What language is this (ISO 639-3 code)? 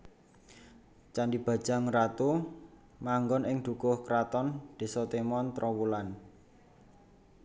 jav